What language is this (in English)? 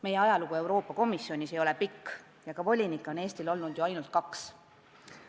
Estonian